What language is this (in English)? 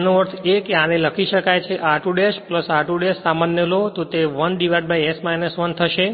Gujarati